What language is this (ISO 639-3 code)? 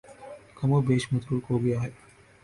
urd